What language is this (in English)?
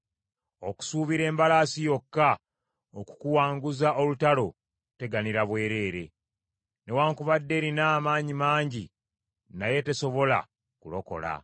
Ganda